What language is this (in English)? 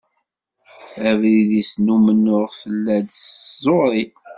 Kabyle